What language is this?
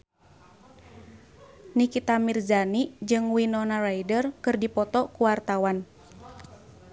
Sundanese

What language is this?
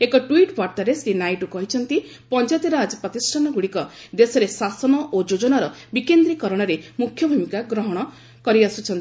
Odia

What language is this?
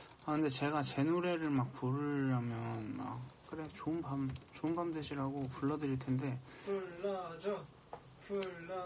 Korean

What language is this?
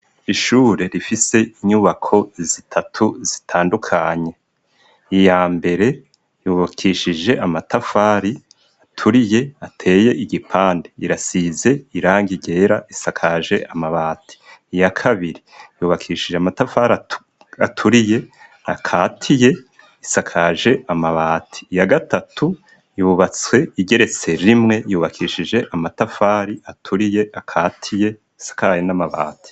Rundi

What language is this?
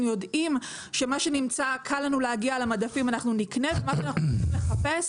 Hebrew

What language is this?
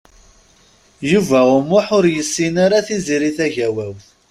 Kabyle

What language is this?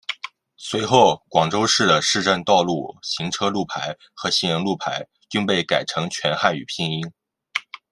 Chinese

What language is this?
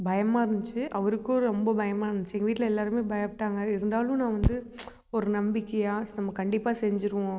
Tamil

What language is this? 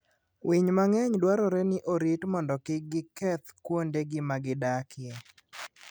Luo (Kenya and Tanzania)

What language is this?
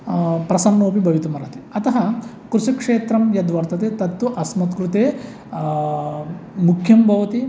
Sanskrit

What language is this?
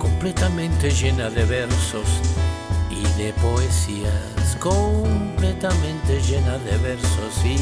Spanish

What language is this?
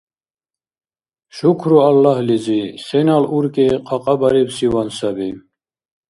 Dargwa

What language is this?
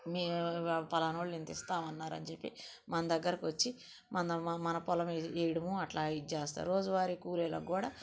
Telugu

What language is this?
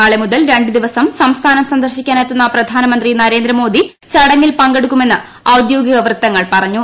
Malayalam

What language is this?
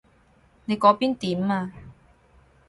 Cantonese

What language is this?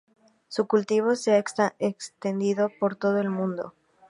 Spanish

